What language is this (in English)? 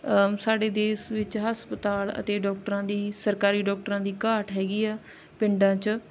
Punjabi